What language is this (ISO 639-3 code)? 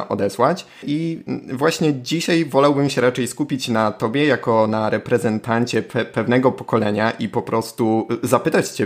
pol